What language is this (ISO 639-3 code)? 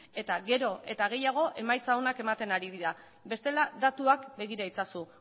eus